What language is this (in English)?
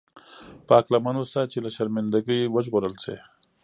Pashto